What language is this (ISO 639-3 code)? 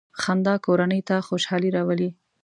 pus